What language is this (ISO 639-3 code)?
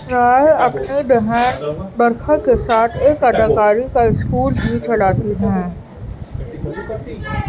urd